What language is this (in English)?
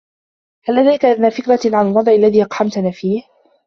Arabic